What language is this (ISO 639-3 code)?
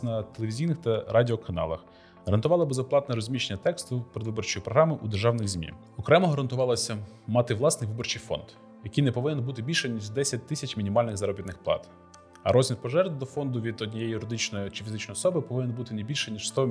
ukr